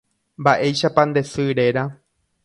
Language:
Guarani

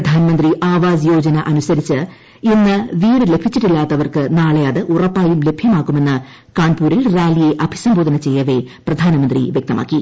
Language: Malayalam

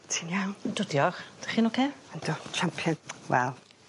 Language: Welsh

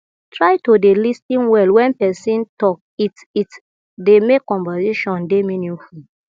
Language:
Nigerian Pidgin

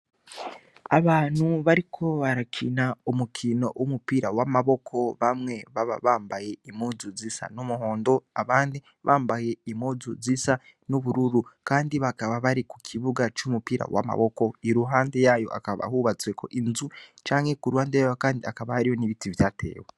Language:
Rundi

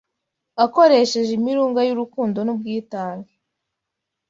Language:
Kinyarwanda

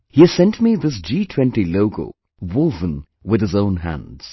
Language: English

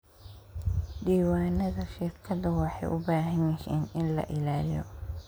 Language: Somali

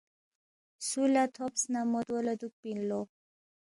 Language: Balti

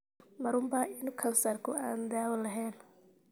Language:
Somali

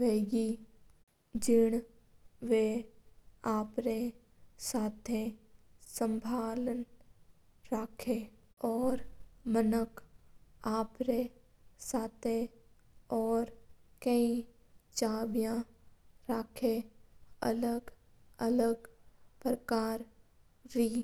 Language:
Mewari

